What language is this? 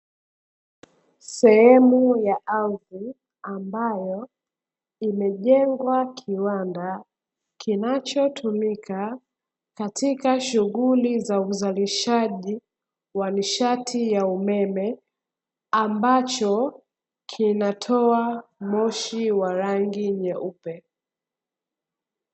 Swahili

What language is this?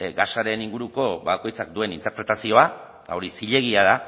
Basque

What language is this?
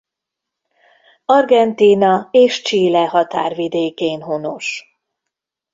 Hungarian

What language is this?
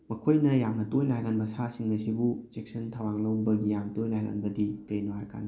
Manipuri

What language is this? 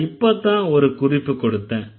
Tamil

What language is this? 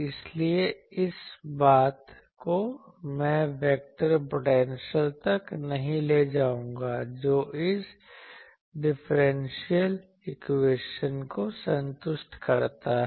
Hindi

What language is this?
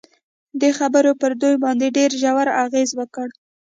Pashto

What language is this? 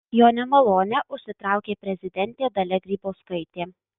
Lithuanian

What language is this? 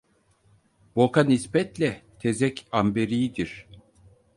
Turkish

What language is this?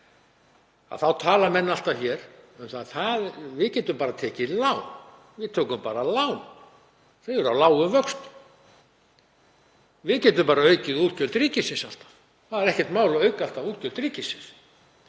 Icelandic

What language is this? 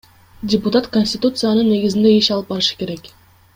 Kyrgyz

